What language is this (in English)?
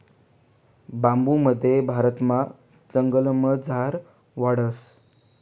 Marathi